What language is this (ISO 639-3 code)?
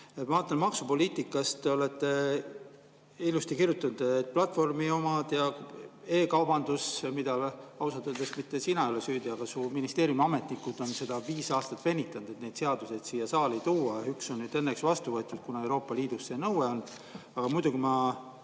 est